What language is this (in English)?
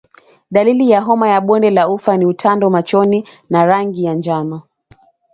Swahili